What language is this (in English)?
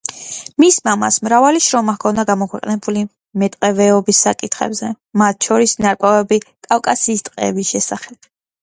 Georgian